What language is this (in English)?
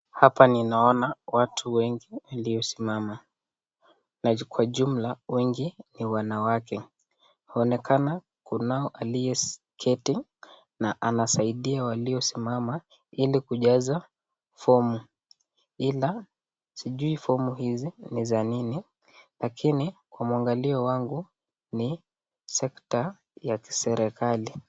Swahili